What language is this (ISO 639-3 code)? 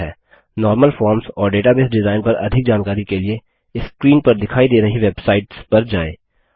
hin